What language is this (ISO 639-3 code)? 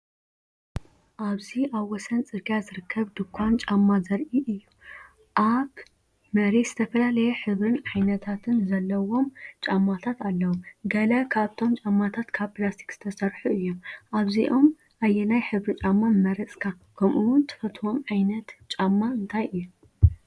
tir